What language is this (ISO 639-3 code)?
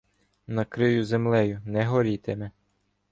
ukr